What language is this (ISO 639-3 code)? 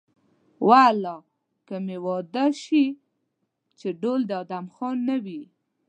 pus